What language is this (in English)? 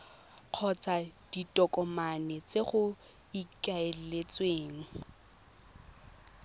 Tswana